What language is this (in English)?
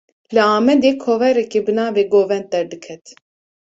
Kurdish